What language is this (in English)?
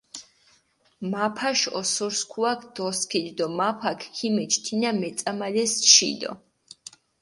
Mingrelian